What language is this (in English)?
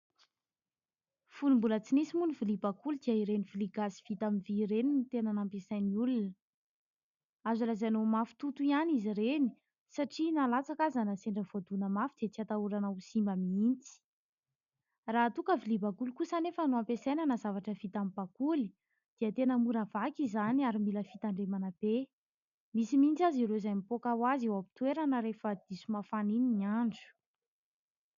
Malagasy